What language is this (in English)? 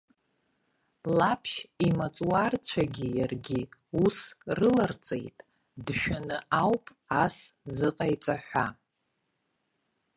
Abkhazian